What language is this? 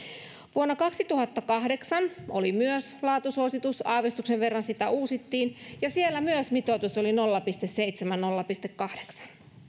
Finnish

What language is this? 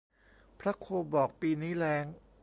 Thai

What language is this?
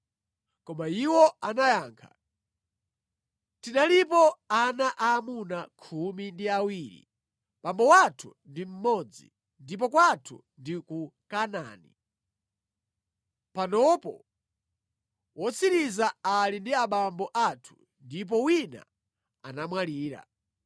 Nyanja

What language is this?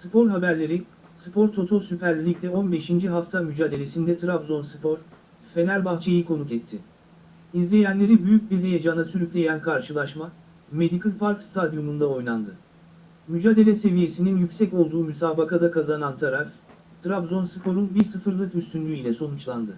Turkish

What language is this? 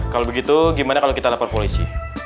Indonesian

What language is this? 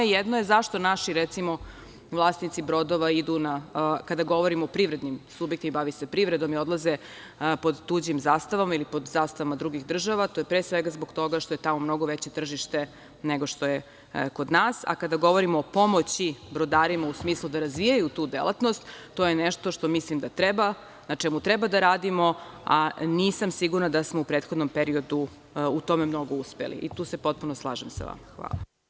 Serbian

